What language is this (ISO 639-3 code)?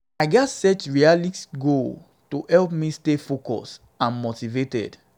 pcm